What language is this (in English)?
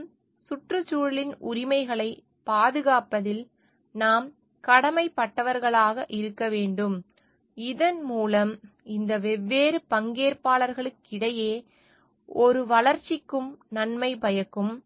Tamil